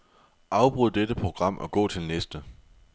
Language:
Danish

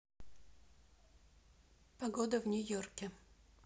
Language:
Russian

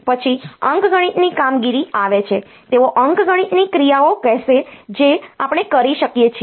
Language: Gujarati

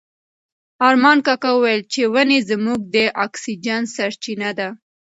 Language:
Pashto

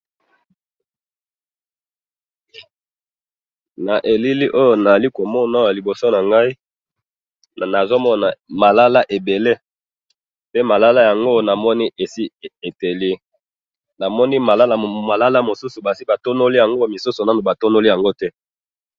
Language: Lingala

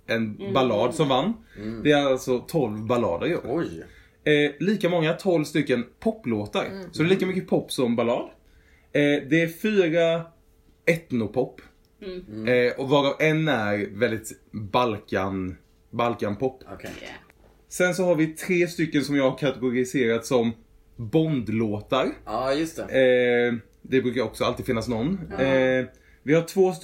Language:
Swedish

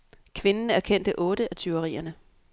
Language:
Danish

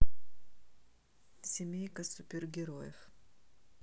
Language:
Russian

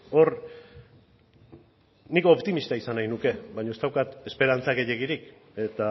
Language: Basque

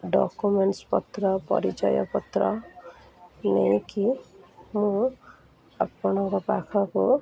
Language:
Odia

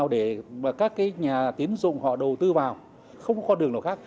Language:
Vietnamese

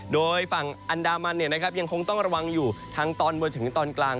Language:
Thai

